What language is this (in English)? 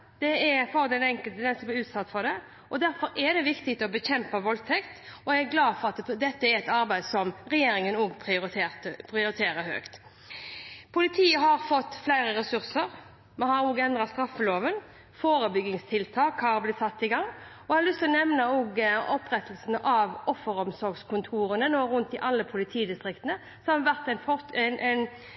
Norwegian Bokmål